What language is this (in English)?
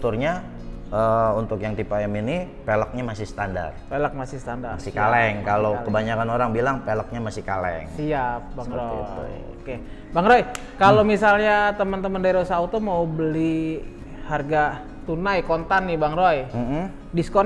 Indonesian